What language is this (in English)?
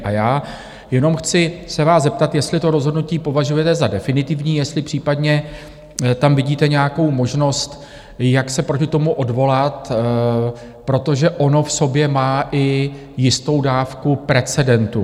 Czech